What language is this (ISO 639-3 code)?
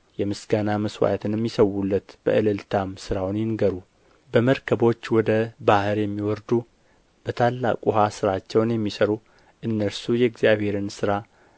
amh